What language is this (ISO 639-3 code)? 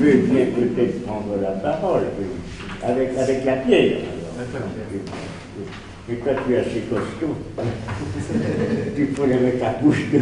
fra